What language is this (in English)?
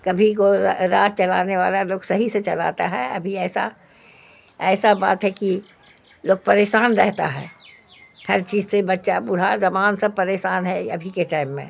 Urdu